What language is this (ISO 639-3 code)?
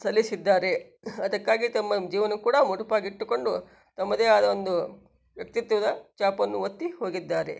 kan